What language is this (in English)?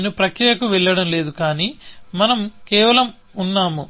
Telugu